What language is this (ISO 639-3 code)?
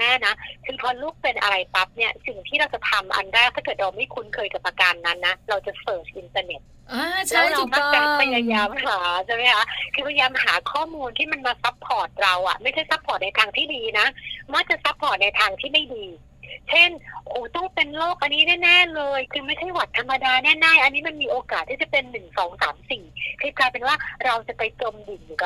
tha